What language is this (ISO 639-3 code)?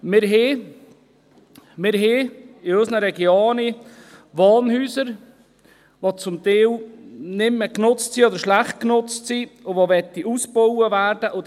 gsw